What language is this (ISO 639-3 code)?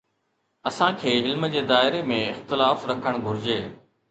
snd